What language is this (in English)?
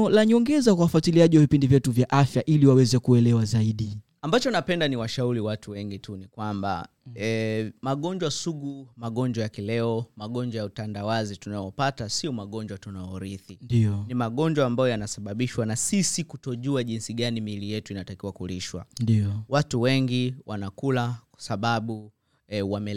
Swahili